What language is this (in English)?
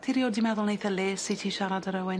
Welsh